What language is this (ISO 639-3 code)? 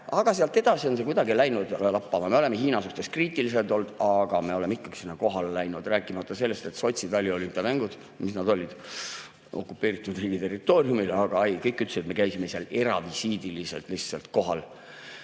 est